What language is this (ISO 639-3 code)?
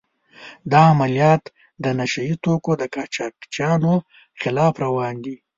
pus